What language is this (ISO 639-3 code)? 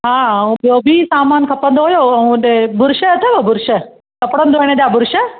snd